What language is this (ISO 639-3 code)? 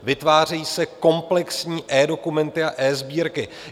ces